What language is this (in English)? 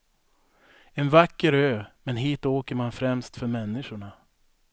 Swedish